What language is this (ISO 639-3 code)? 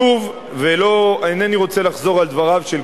heb